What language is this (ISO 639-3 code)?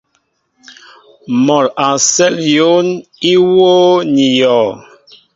mbo